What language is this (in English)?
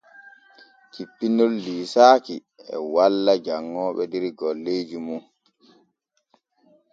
Borgu Fulfulde